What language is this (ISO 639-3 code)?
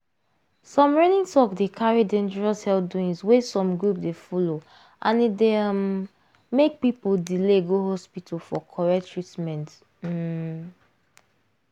pcm